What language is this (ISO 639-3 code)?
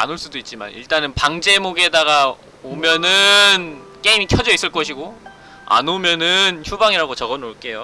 kor